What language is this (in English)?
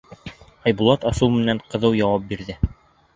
Bashkir